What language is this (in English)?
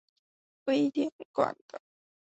Chinese